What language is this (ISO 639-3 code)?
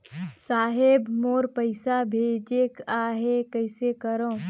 hne